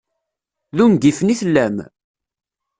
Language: Kabyle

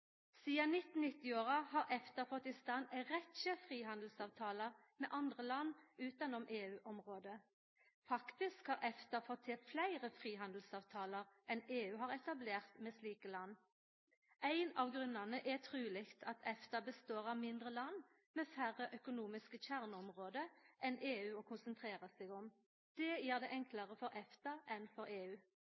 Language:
Norwegian Nynorsk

